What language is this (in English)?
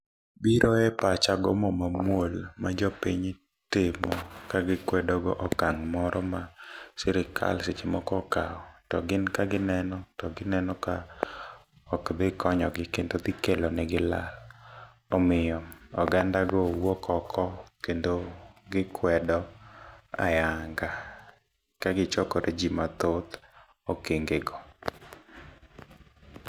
Luo (Kenya and Tanzania)